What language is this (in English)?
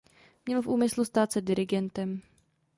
Czech